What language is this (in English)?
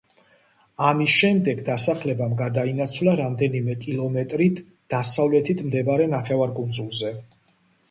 Georgian